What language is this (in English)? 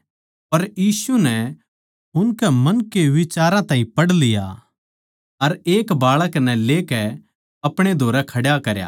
Haryanvi